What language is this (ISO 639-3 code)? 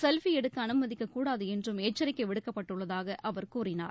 tam